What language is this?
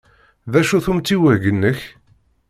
Kabyle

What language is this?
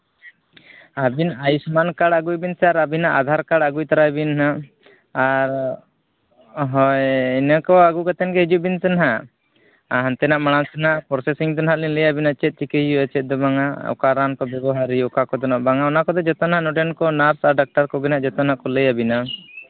Santali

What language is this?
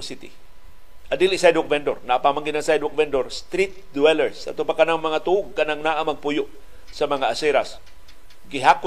Filipino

